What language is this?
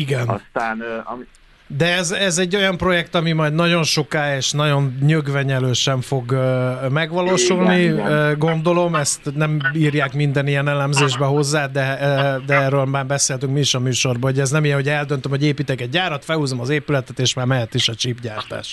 Hungarian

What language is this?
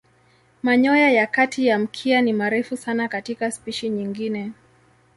Swahili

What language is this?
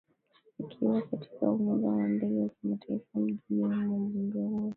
Swahili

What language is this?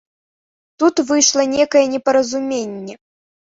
Belarusian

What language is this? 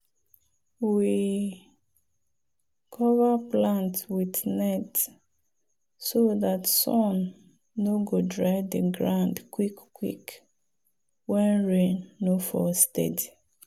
Nigerian Pidgin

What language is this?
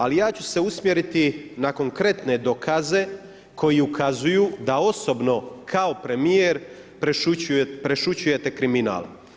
Croatian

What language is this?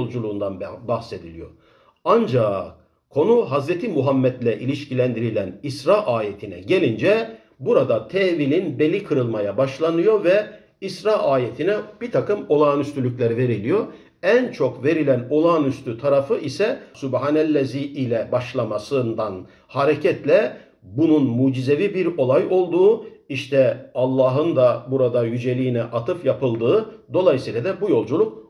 Turkish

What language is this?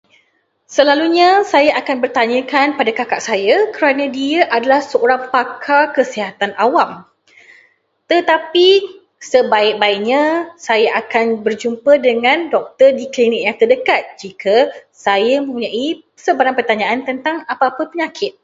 Malay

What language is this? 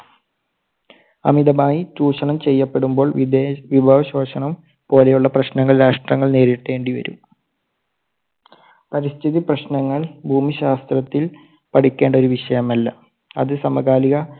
Malayalam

